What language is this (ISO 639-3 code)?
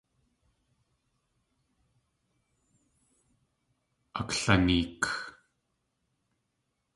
tli